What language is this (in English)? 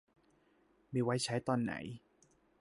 Thai